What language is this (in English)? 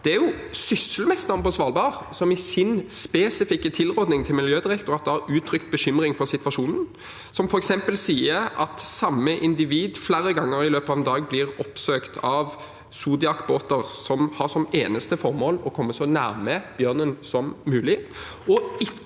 Norwegian